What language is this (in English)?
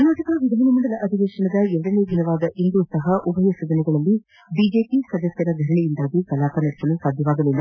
Kannada